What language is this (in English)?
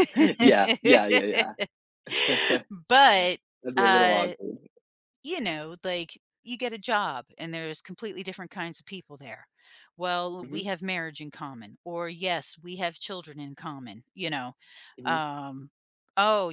English